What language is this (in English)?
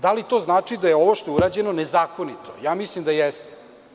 Serbian